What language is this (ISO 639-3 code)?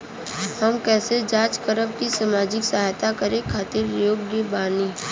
bho